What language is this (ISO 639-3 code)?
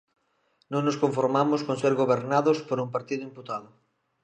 glg